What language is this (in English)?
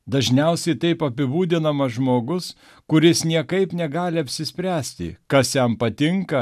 Lithuanian